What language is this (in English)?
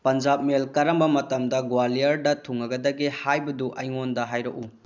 Manipuri